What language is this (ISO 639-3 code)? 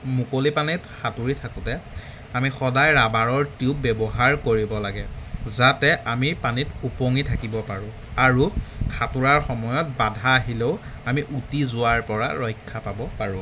asm